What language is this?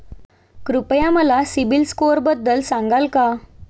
Marathi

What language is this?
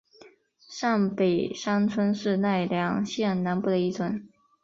Chinese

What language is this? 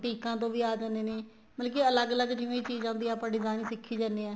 Punjabi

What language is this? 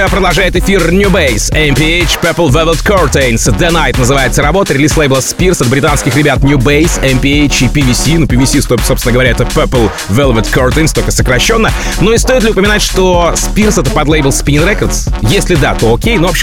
Russian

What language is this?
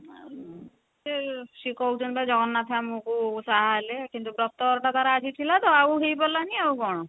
Odia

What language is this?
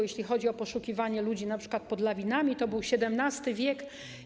Polish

